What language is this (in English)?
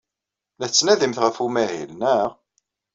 Kabyle